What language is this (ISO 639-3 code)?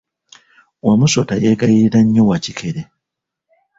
lug